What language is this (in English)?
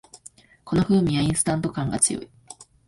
Japanese